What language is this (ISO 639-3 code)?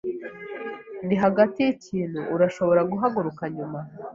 kin